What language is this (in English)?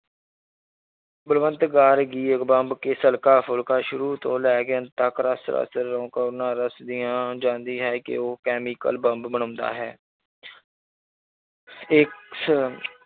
Punjabi